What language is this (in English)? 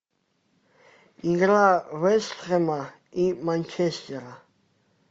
Russian